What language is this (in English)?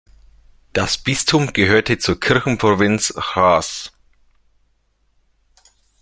German